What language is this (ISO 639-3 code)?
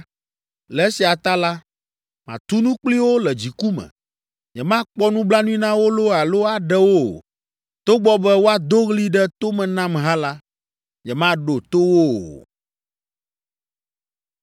ewe